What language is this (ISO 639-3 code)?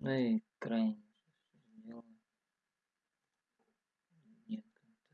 rus